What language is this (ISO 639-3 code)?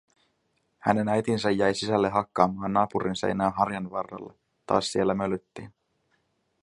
fin